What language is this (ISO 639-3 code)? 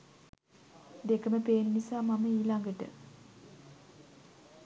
sin